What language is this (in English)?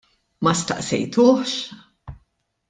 Maltese